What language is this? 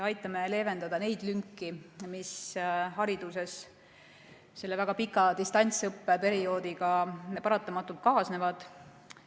Estonian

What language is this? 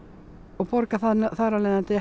Icelandic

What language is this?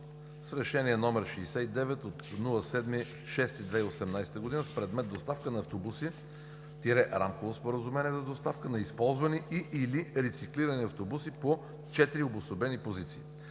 Bulgarian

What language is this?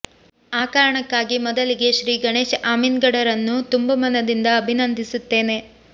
Kannada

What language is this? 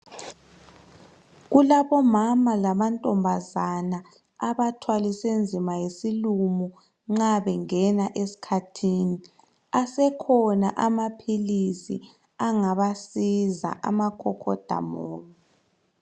North Ndebele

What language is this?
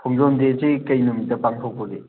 Manipuri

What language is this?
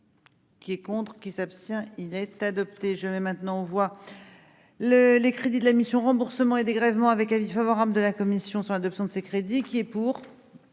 French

